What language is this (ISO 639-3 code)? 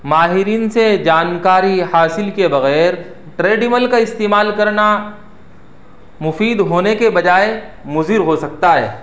urd